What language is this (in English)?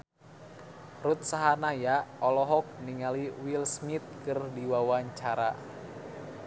Sundanese